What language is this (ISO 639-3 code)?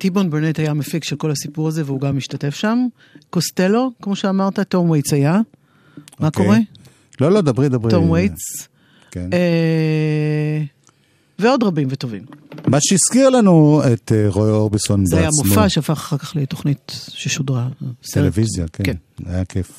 heb